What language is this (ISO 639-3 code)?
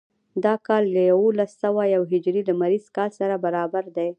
pus